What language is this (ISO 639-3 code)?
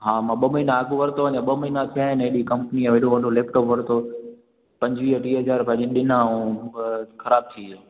snd